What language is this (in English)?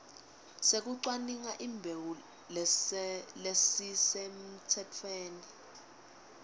Swati